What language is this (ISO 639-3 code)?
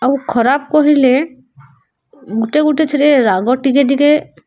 ori